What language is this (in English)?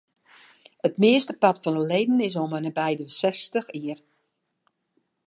Western Frisian